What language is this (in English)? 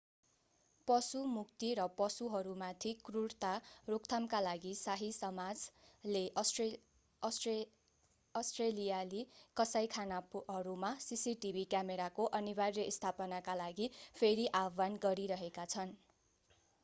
Nepali